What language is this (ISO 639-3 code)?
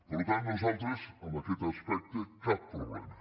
cat